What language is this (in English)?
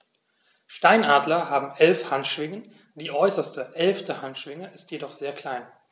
German